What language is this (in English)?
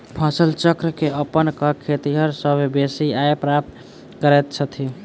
Maithili